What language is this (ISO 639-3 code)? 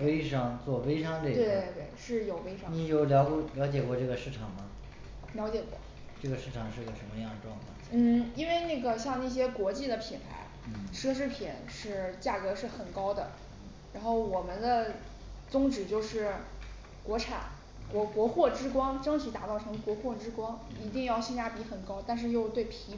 zho